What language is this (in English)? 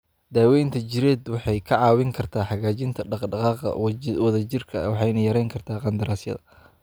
Somali